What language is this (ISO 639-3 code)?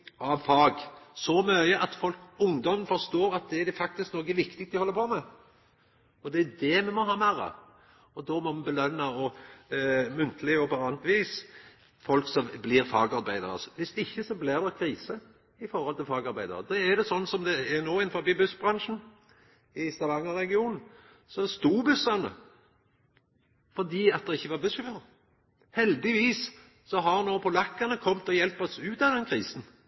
nno